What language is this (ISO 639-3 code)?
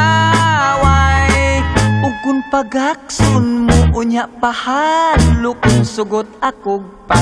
vie